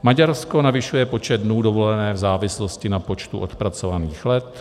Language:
Czech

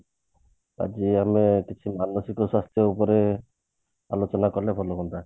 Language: Odia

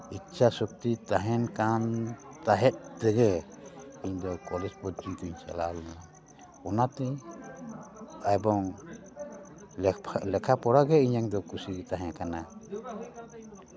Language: Santali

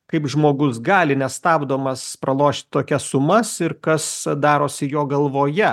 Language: Lithuanian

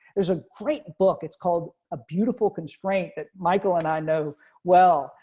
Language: English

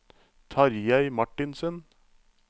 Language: Norwegian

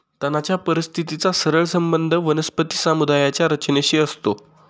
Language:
Marathi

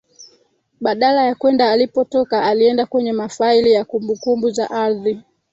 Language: Swahili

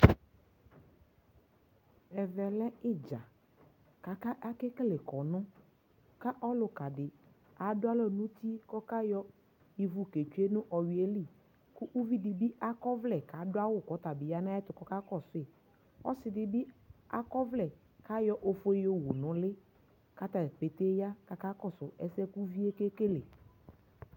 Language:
Ikposo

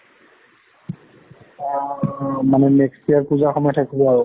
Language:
Assamese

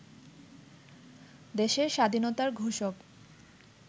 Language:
Bangla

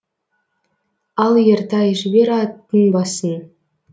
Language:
Kazakh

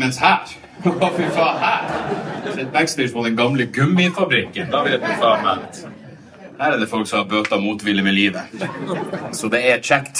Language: Norwegian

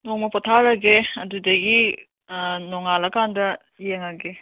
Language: Manipuri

